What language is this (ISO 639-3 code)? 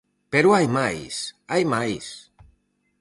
glg